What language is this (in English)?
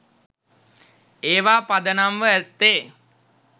Sinhala